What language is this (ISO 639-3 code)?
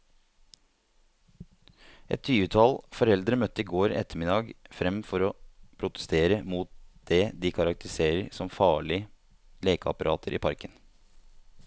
nor